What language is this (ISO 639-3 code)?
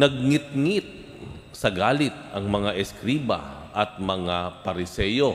fil